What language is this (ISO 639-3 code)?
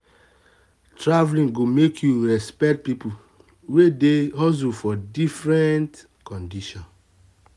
pcm